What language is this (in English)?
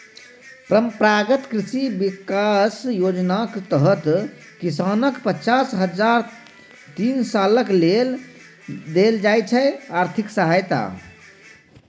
Maithili